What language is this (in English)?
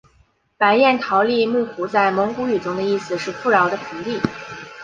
Chinese